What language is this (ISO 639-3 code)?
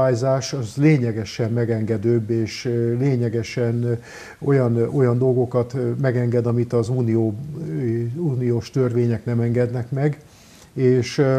hun